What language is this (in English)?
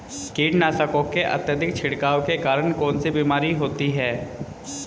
Hindi